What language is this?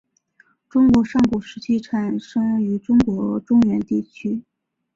Chinese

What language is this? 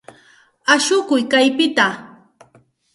Santa Ana de Tusi Pasco Quechua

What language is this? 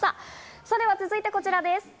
Japanese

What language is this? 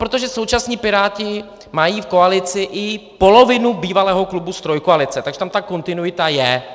Czech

